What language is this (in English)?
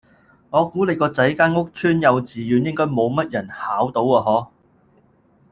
Cantonese